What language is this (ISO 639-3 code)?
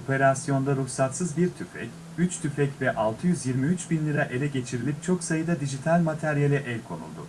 tur